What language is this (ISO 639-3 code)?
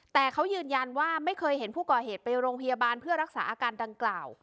tha